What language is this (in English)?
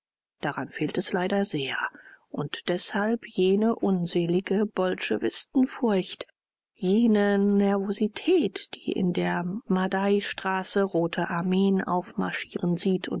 German